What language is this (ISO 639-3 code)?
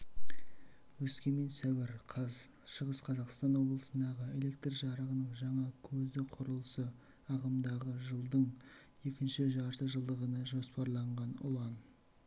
kaz